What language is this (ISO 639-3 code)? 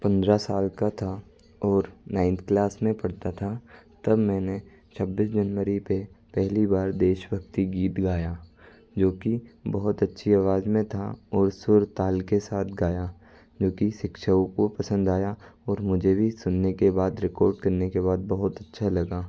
hin